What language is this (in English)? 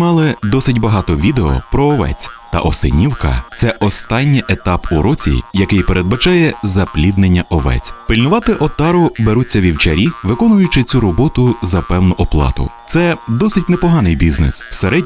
Ukrainian